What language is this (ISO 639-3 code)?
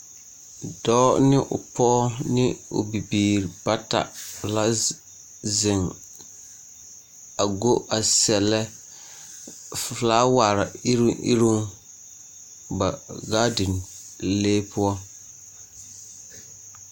dga